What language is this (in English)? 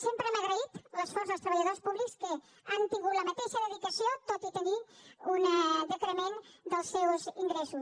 Catalan